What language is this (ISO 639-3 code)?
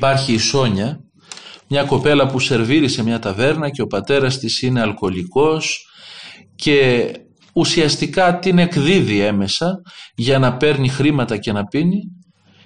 ell